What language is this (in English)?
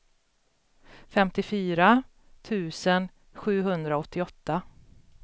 Swedish